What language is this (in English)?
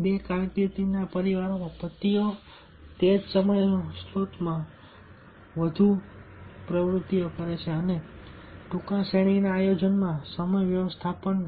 Gujarati